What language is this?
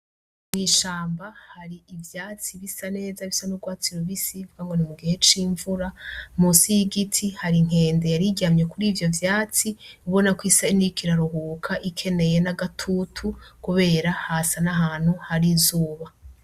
Rundi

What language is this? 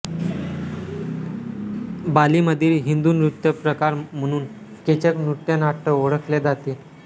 Marathi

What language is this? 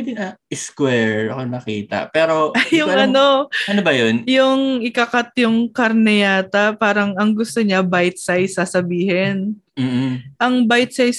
Filipino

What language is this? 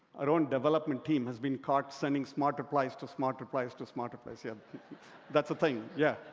English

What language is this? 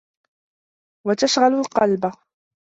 Arabic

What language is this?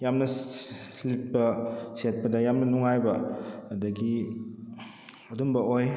Manipuri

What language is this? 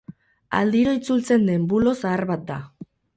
Basque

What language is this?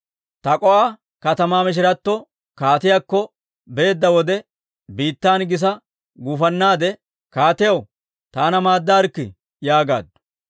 Dawro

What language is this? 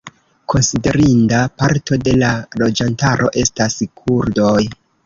Esperanto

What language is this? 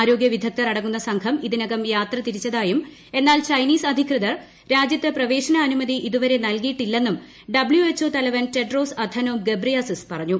Malayalam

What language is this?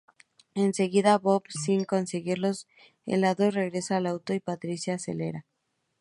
Spanish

